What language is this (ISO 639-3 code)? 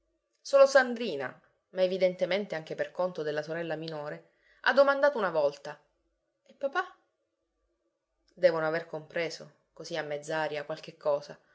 ita